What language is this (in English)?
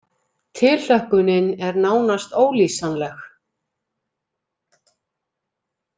Icelandic